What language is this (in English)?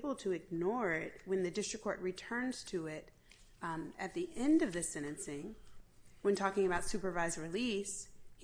English